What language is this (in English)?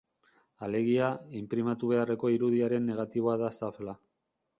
Basque